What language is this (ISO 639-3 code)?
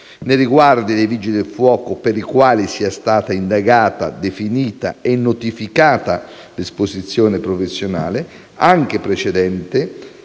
ita